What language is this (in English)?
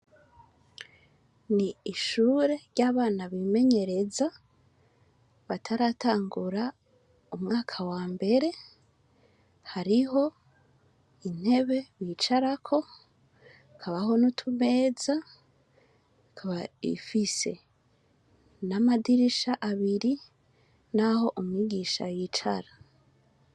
Rundi